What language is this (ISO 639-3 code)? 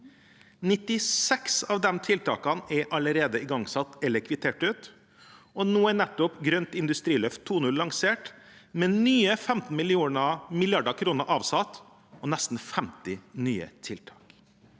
nor